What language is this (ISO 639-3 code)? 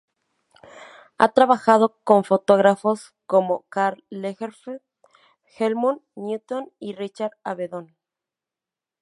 spa